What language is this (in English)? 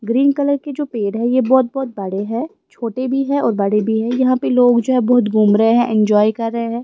Hindi